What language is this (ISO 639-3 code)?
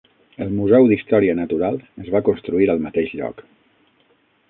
cat